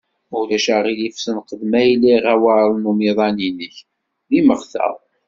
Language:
Kabyle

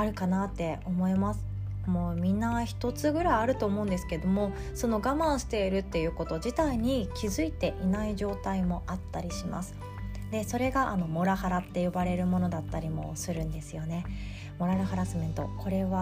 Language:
Japanese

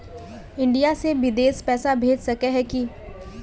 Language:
Magahi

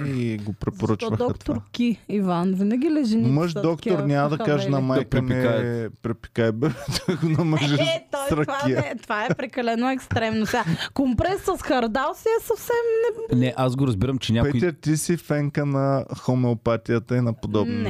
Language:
Bulgarian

